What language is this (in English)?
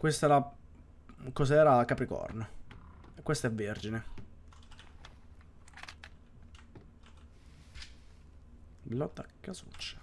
Italian